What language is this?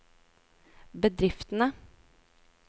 Norwegian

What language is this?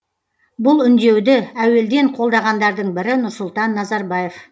Kazakh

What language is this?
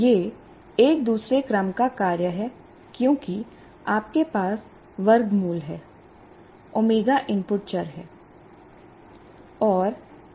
Hindi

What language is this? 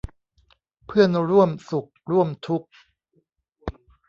Thai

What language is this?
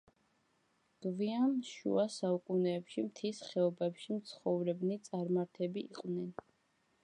Georgian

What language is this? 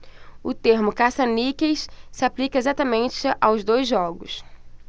Portuguese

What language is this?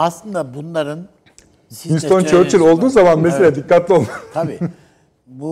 Turkish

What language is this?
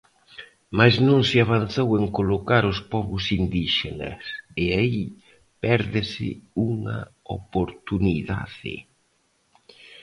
Galician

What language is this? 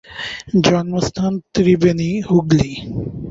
Bangla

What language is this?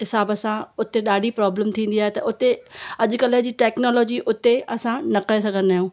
Sindhi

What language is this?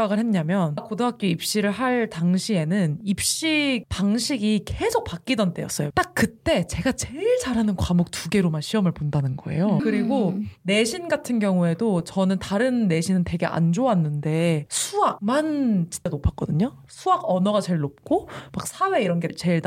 Korean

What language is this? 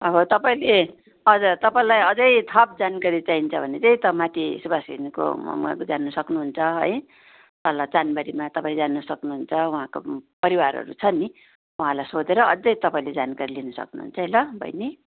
Nepali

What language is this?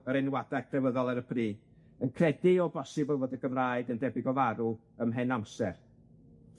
Welsh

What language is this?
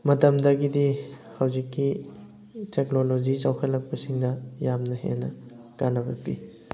Manipuri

